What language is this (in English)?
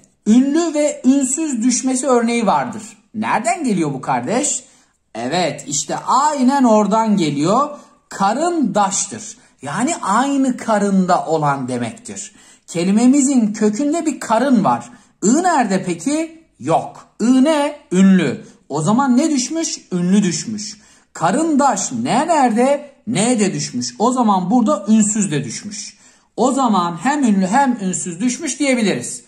Turkish